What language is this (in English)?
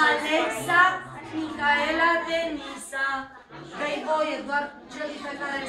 Romanian